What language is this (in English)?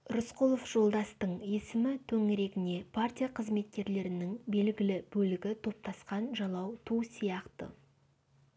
Kazakh